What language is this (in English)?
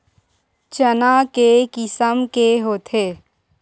Chhattisgarhi